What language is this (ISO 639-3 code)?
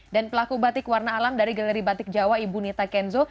ind